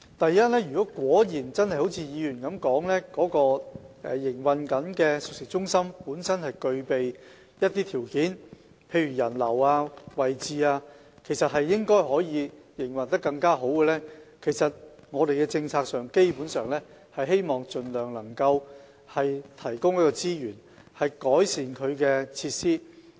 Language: Cantonese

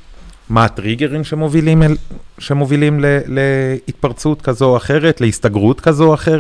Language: Hebrew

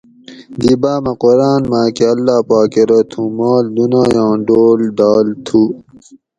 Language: Gawri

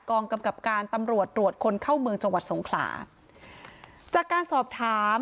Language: Thai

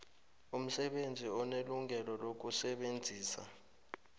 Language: South Ndebele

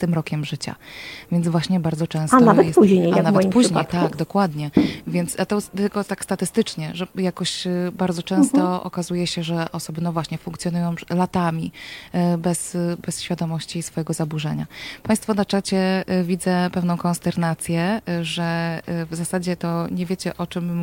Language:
Polish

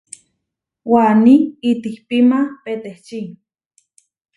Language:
Huarijio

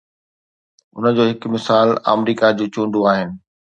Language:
Sindhi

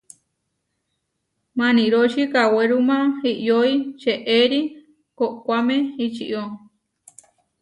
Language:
Huarijio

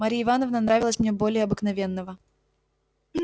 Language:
Russian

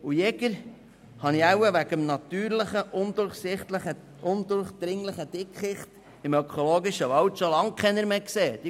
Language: Swiss German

